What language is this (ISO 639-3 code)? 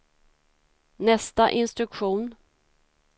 swe